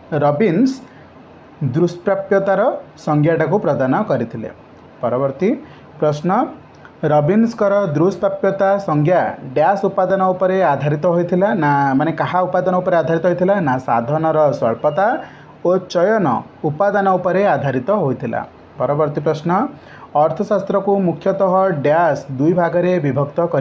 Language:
Gujarati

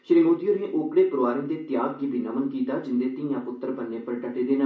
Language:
Dogri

